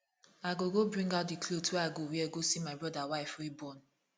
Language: Nigerian Pidgin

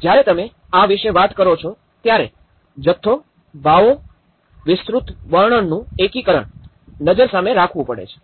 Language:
Gujarati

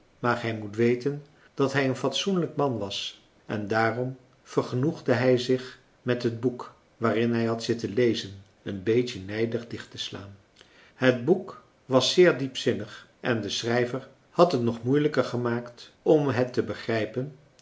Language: Dutch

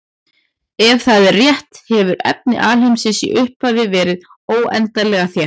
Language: Icelandic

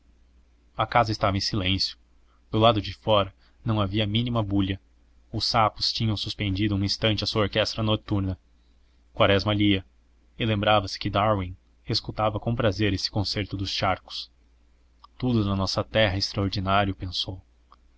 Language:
Portuguese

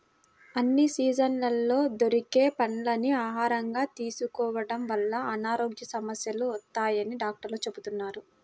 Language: Telugu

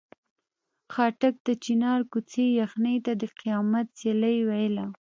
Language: Pashto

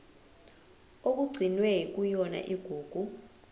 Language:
Zulu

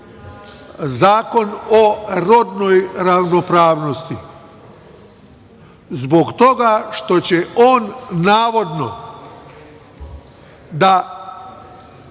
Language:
Serbian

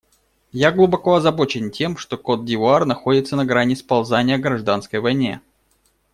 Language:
Russian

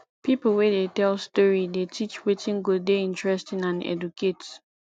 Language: Nigerian Pidgin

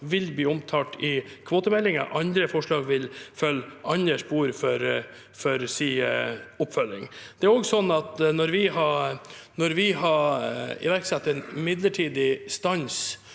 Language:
Norwegian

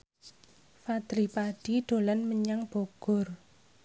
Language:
Javanese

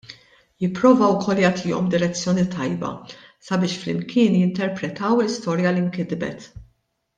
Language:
Maltese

